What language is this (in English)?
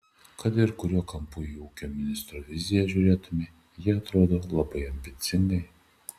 Lithuanian